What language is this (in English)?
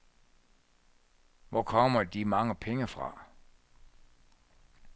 Danish